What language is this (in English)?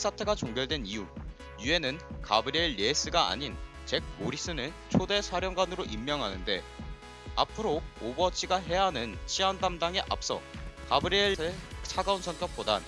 Korean